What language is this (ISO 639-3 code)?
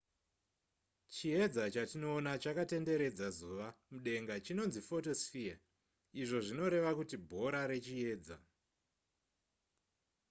sna